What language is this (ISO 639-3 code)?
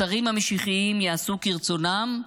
heb